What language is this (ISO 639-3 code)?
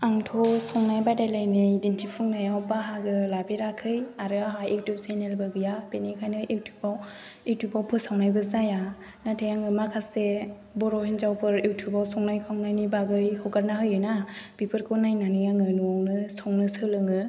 brx